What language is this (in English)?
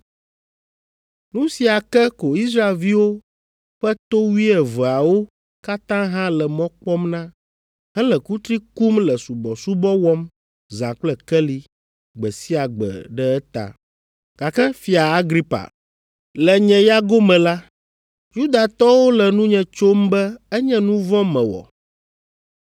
Ewe